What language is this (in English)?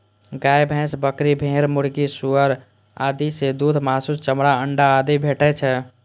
Maithili